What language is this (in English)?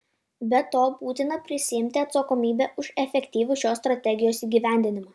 Lithuanian